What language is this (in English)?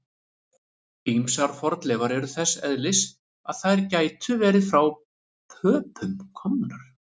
Icelandic